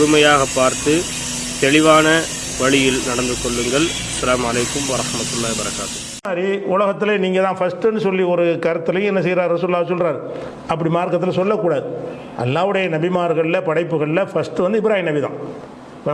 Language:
Tamil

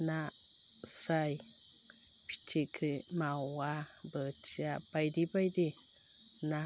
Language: Bodo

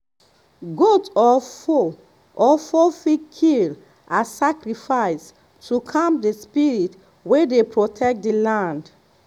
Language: Nigerian Pidgin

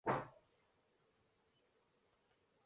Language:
Chinese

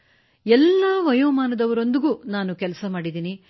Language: Kannada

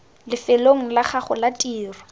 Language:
Tswana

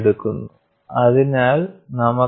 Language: Malayalam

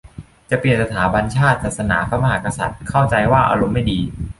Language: Thai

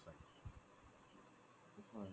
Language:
Assamese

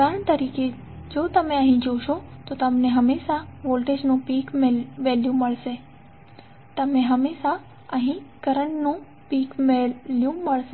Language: Gujarati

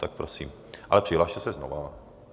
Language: Czech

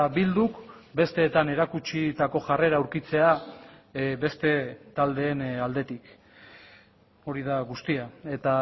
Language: Basque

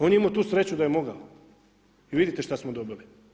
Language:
Croatian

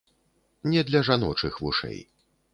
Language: Belarusian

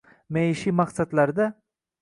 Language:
Uzbek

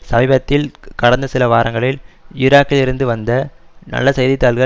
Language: Tamil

